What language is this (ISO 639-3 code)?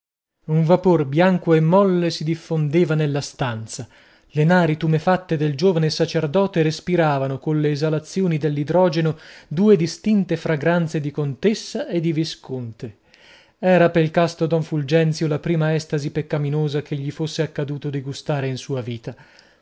ita